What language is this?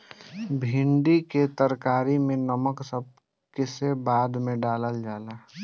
Bhojpuri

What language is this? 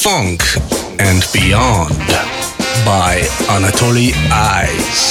Russian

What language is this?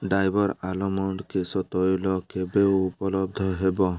Odia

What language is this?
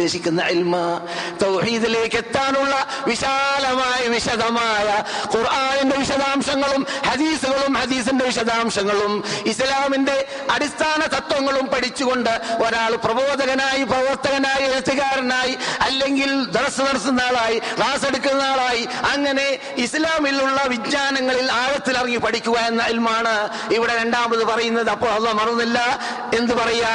Malayalam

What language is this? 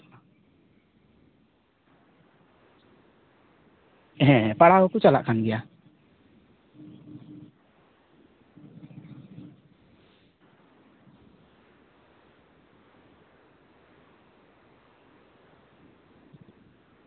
Santali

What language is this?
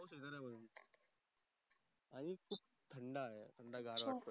Marathi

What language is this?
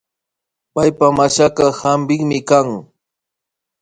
Imbabura Highland Quichua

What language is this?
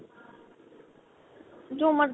Punjabi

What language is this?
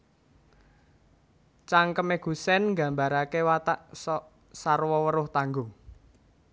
Javanese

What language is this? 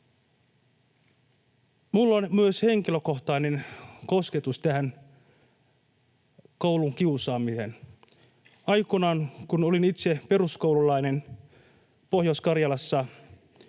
Finnish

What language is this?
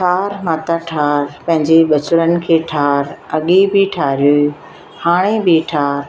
Sindhi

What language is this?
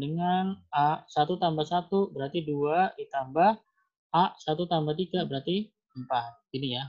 Indonesian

